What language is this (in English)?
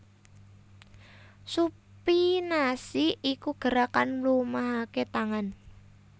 Javanese